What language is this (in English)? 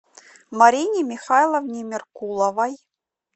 Russian